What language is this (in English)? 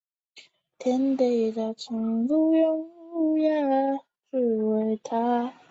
Chinese